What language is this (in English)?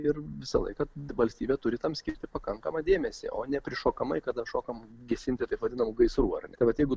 Lithuanian